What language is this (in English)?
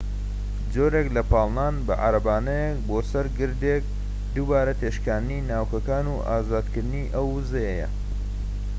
Central Kurdish